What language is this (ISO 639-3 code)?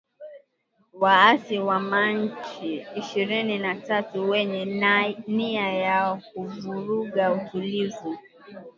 swa